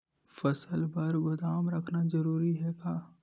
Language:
Chhattisgarhi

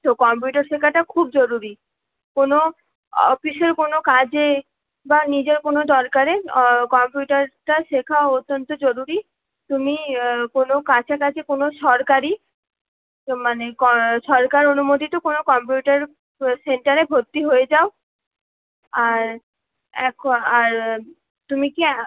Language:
Bangla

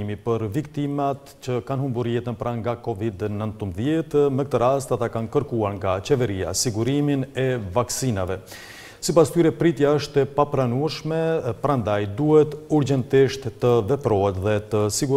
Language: Romanian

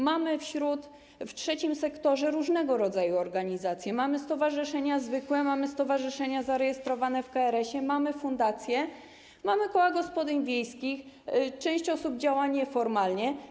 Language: Polish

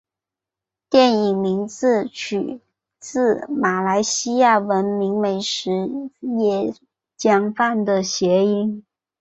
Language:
Chinese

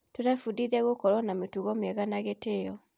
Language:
Kikuyu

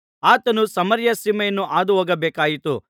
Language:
Kannada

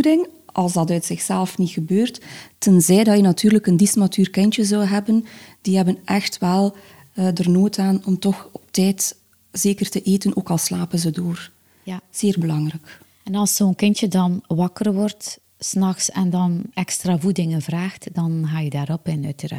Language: Dutch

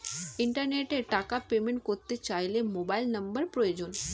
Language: Bangla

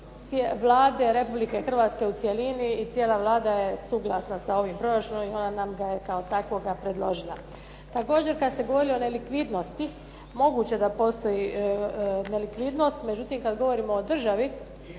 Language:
Croatian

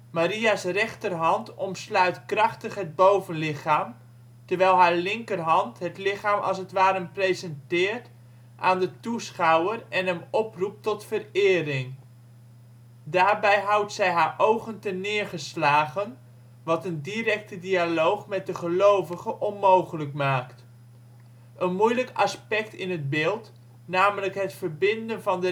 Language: Dutch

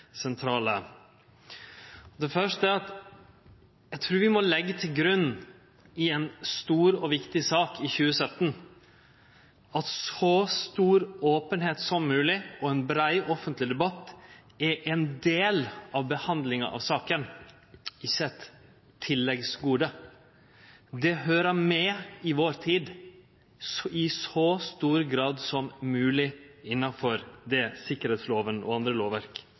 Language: Norwegian Nynorsk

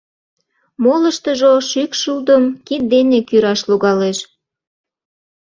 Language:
Mari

